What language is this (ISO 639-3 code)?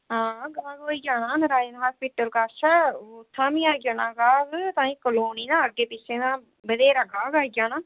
doi